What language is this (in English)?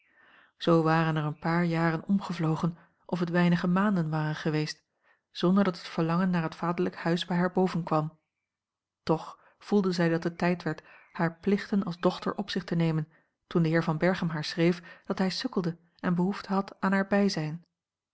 Dutch